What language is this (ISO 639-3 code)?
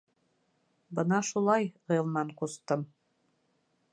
bak